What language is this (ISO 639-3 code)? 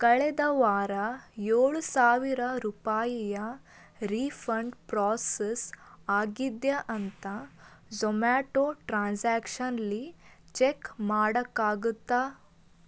kan